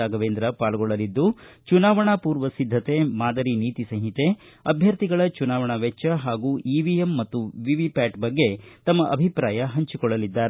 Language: Kannada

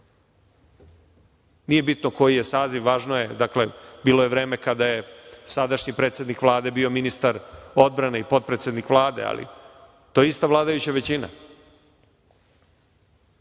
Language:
Serbian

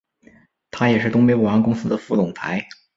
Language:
Chinese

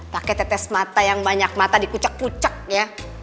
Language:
Indonesian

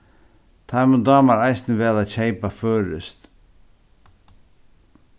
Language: Faroese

